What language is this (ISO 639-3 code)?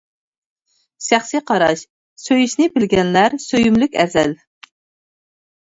uig